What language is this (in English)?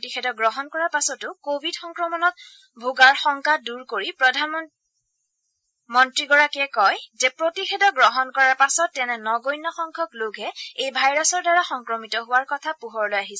Assamese